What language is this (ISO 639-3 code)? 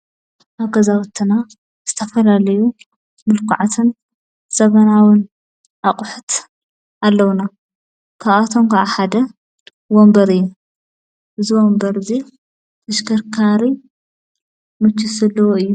tir